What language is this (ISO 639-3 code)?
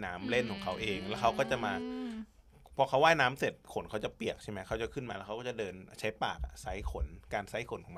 tha